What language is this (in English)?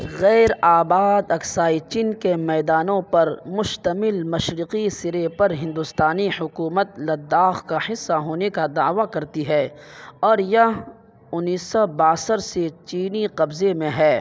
Urdu